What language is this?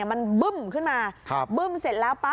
Thai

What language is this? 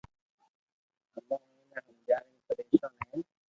Loarki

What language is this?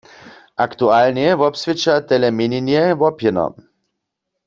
Upper Sorbian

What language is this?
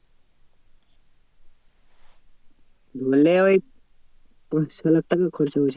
Bangla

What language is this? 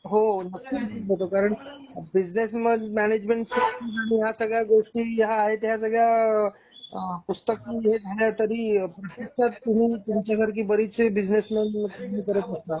Marathi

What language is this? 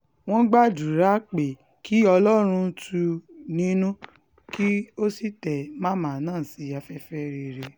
Yoruba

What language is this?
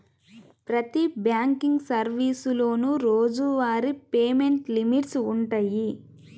Telugu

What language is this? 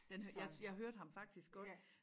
Danish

